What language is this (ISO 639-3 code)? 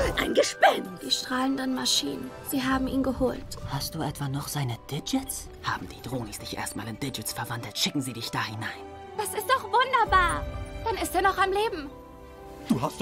deu